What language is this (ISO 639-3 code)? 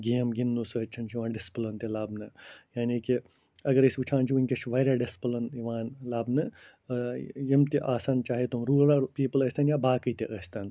kas